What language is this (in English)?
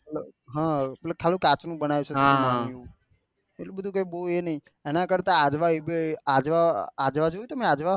Gujarati